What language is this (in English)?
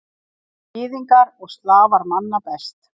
Icelandic